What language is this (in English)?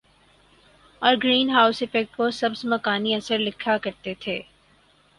Urdu